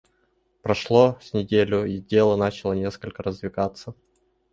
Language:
Russian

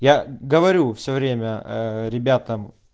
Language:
Russian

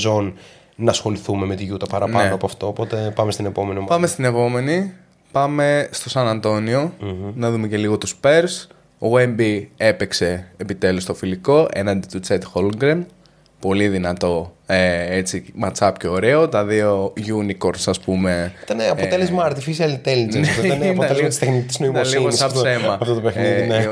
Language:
Greek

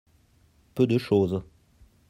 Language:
French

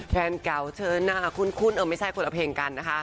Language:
Thai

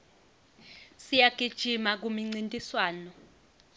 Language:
Swati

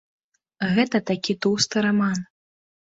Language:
Belarusian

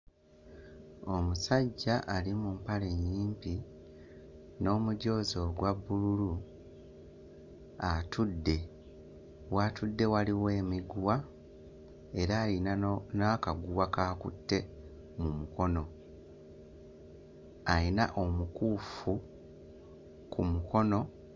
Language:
Ganda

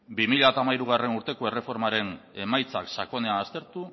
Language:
Basque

